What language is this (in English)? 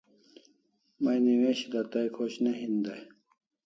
Kalasha